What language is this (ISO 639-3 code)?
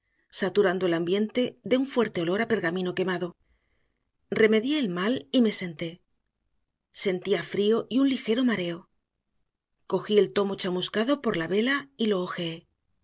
spa